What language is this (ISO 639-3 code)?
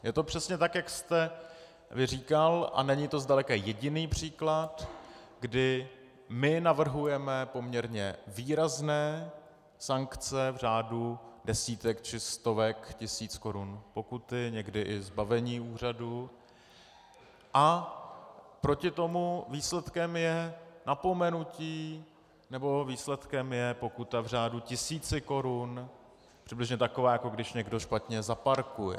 ces